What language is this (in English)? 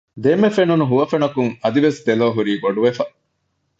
Divehi